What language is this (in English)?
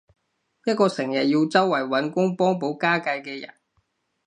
Cantonese